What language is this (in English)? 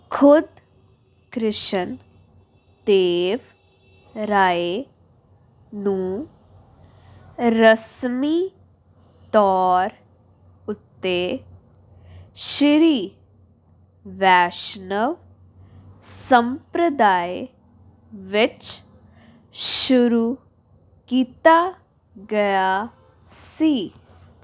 Punjabi